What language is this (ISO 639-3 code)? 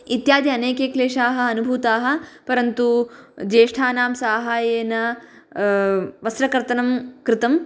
san